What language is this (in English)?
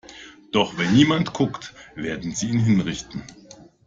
German